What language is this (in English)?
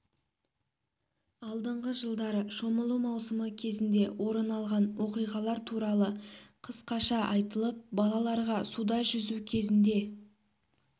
Kazakh